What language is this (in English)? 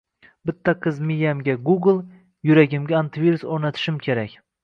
Uzbek